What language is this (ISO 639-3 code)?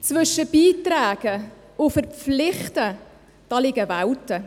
gsw